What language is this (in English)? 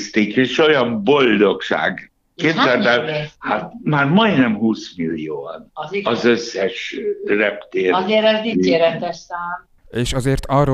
Hungarian